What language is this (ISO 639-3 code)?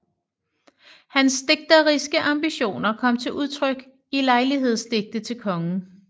dan